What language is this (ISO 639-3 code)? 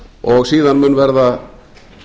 isl